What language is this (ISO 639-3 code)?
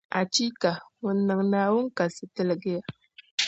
dag